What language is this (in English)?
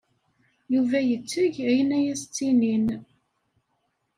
Kabyle